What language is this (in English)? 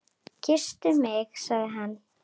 Icelandic